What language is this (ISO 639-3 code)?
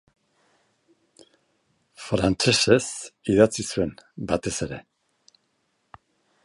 eus